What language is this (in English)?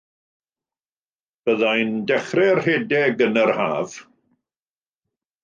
Welsh